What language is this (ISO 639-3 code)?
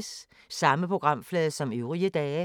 dan